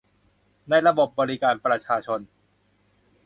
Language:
Thai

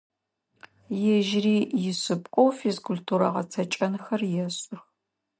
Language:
Adyghe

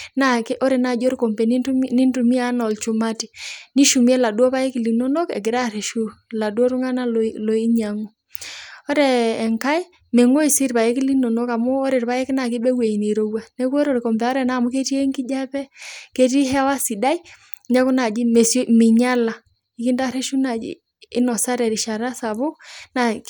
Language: Masai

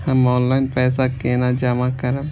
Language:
Maithili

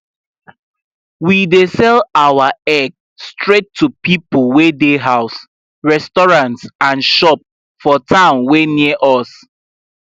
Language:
Nigerian Pidgin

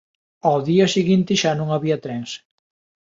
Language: Galician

